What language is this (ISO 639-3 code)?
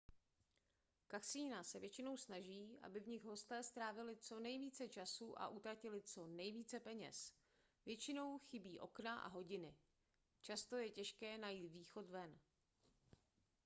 ces